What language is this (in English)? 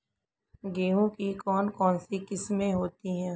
Hindi